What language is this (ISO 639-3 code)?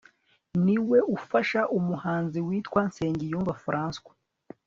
kin